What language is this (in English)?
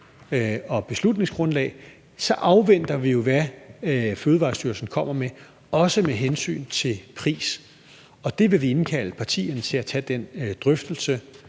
Danish